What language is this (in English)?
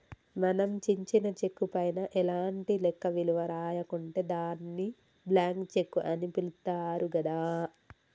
Telugu